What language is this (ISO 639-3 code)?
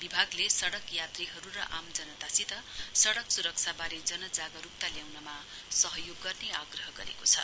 nep